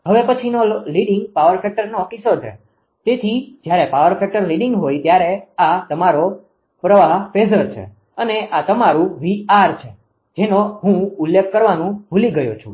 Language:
Gujarati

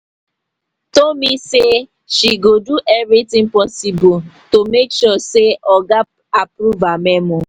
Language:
Nigerian Pidgin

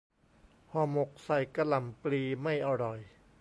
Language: Thai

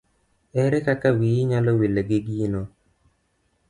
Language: Luo (Kenya and Tanzania)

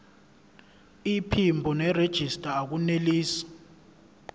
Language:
Zulu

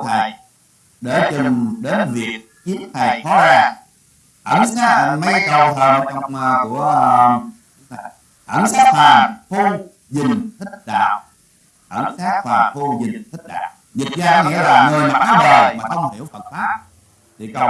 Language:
Vietnamese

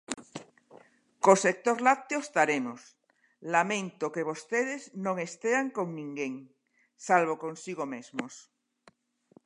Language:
Galician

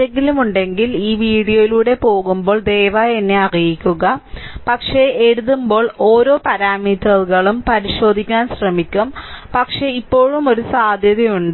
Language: Malayalam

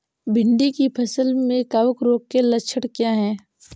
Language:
Hindi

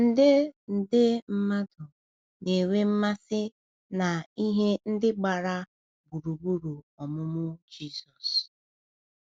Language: Igbo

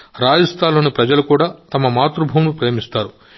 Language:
Telugu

